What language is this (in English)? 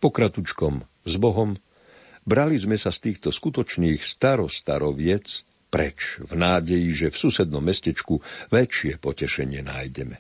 Slovak